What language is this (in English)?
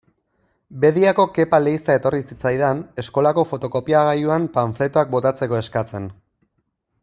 Basque